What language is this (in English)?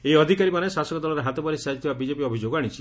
Odia